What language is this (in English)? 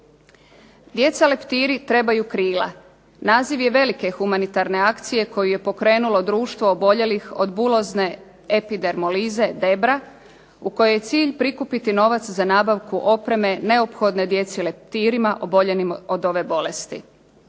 Croatian